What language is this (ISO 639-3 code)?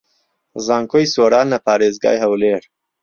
ckb